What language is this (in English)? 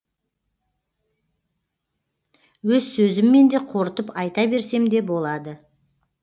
Kazakh